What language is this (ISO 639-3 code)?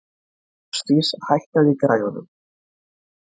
isl